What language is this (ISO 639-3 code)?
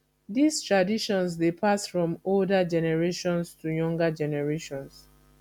pcm